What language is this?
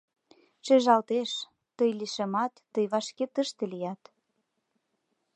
Mari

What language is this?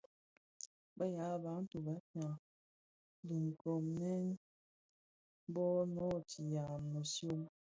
Bafia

